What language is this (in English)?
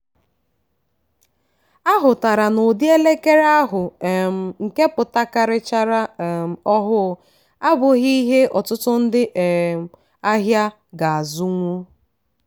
Igbo